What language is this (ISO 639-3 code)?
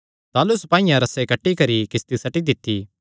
xnr